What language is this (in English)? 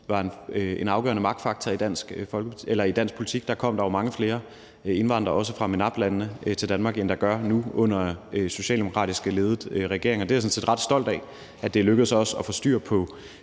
Danish